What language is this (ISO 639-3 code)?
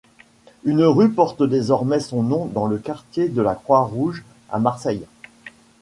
fra